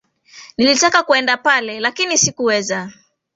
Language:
Swahili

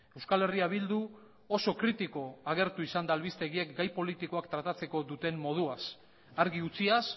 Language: Basque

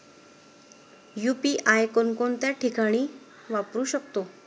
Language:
Marathi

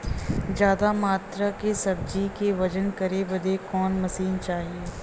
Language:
Bhojpuri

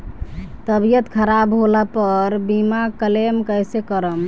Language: Bhojpuri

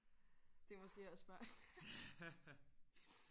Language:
Danish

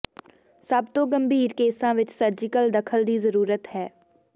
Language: Punjabi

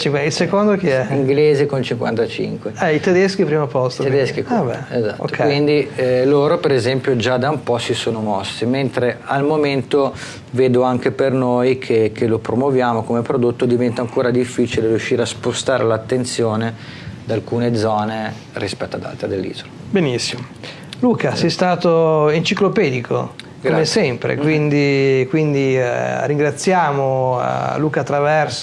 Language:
Italian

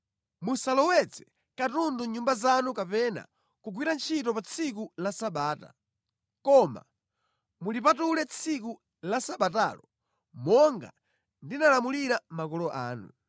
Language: Nyanja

